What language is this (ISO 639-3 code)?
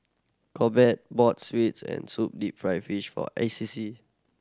eng